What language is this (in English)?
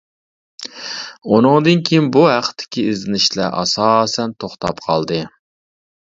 Uyghur